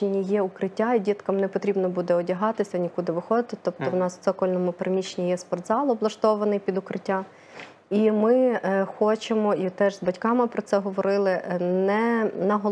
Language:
Ukrainian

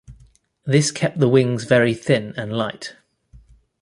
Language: English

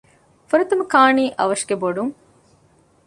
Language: Divehi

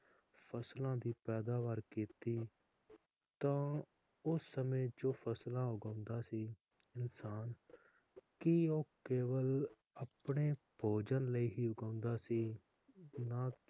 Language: Punjabi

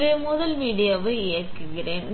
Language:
Tamil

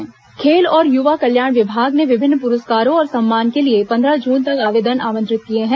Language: Hindi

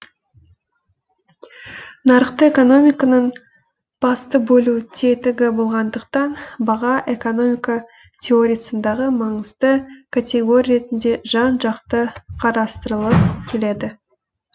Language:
Kazakh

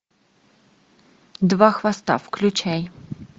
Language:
Russian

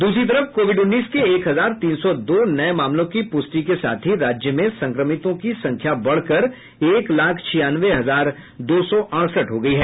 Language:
Hindi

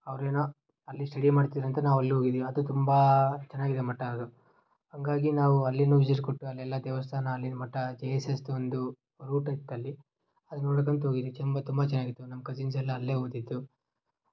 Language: Kannada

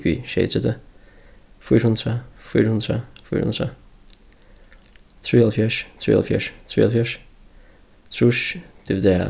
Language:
Faroese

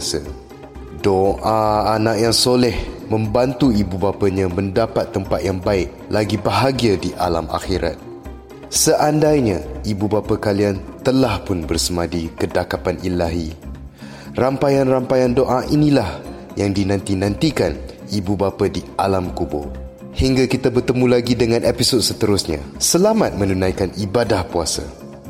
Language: Malay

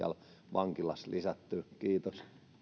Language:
Finnish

